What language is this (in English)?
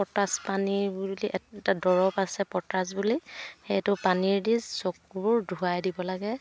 Assamese